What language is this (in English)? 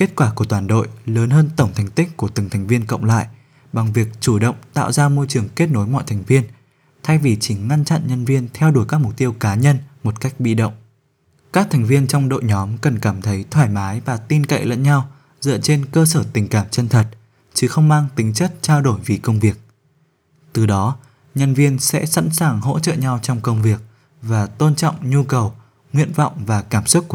Vietnamese